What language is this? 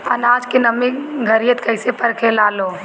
Bhojpuri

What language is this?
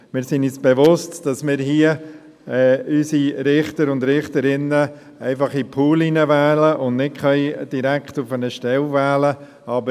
Swiss German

